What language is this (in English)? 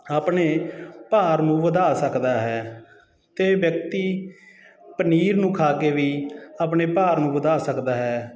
Punjabi